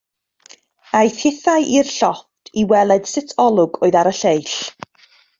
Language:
Welsh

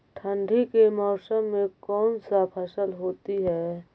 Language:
Magahi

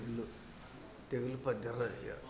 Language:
Telugu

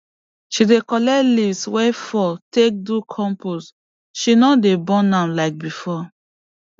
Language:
Nigerian Pidgin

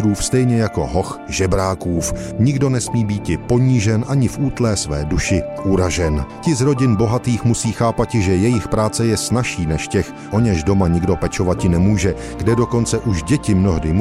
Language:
Czech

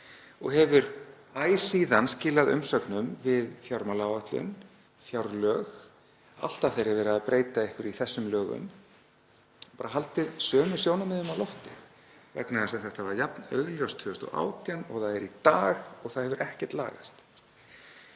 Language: Icelandic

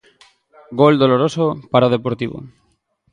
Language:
Galician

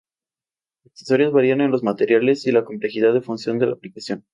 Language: Spanish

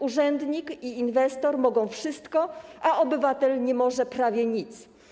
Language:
Polish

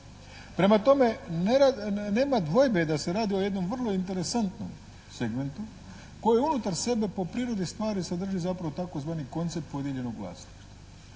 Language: Croatian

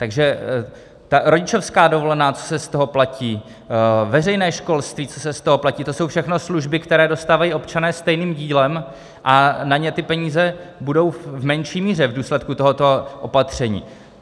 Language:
Czech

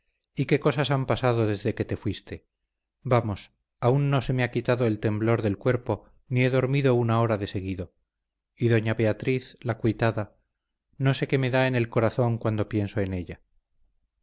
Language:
Spanish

